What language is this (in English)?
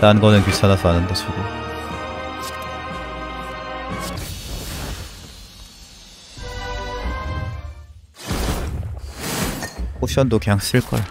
Korean